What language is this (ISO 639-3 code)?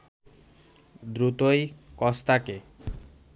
ben